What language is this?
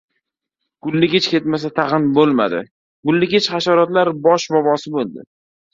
Uzbek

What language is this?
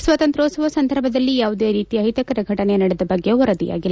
Kannada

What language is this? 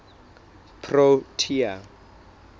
Southern Sotho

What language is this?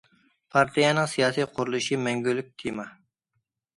Uyghur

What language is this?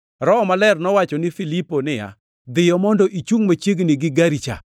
Luo (Kenya and Tanzania)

